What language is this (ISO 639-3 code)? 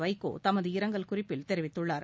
tam